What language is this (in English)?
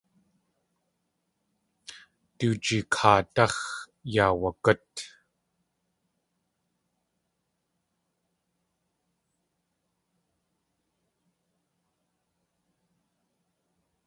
Tlingit